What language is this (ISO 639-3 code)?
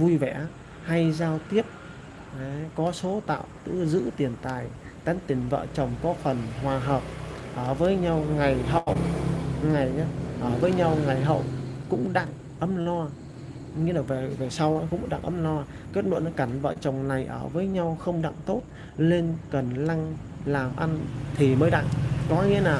vie